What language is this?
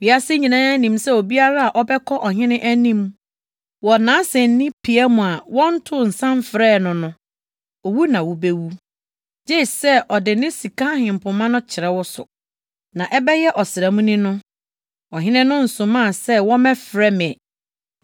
Akan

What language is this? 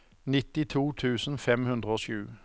Norwegian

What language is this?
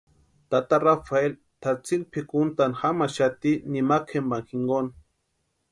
Western Highland Purepecha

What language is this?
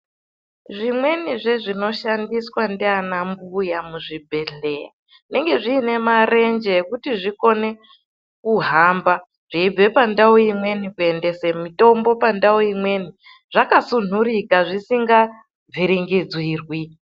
Ndau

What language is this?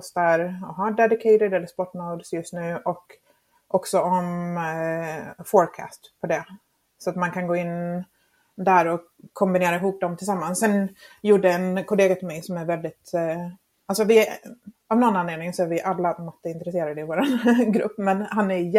Swedish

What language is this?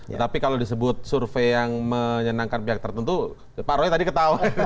Indonesian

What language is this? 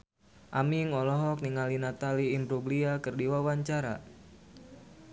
Sundanese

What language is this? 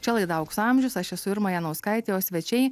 Lithuanian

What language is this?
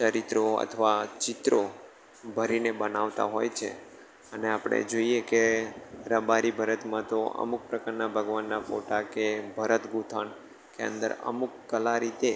Gujarati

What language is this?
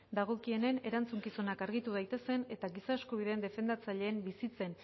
Basque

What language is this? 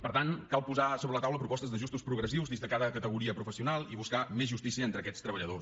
Catalan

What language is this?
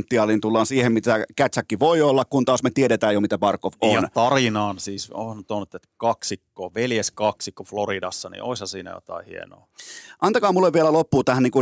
Finnish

